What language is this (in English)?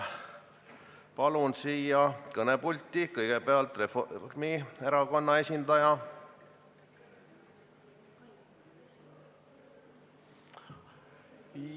Estonian